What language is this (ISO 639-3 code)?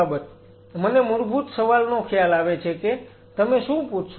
guj